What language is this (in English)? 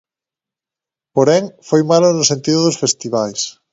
Galician